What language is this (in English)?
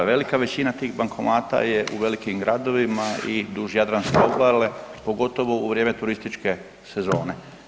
Croatian